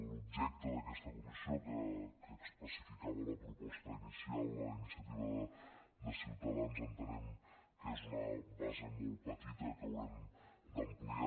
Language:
Catalan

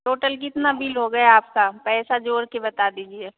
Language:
Hindi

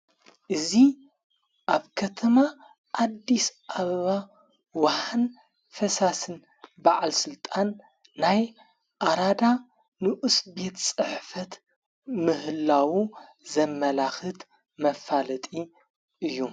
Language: Tigrinya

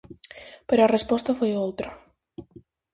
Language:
Galician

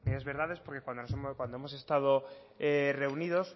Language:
Spanish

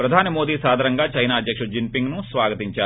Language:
Telugu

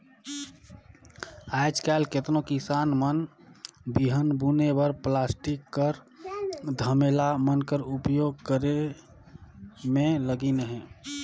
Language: Chhattisgarhi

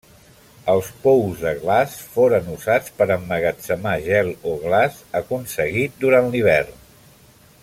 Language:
Catalan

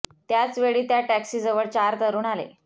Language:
Marathi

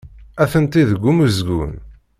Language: Kabyle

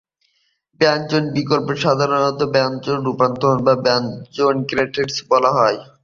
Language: Bangla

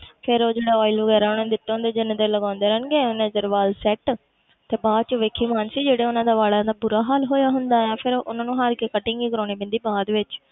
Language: Punjabi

